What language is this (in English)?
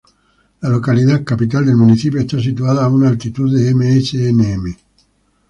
Spanish